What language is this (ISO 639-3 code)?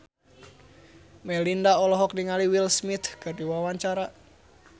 sun